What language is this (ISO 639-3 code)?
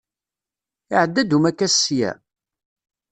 kab